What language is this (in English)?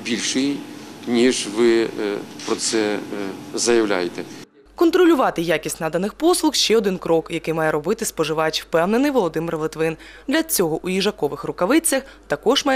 Ukrainian